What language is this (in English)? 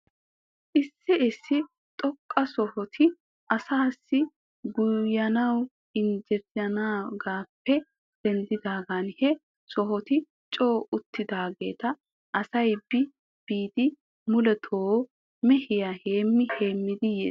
Wolaytta